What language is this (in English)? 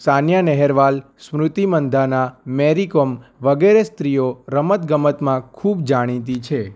Gujarati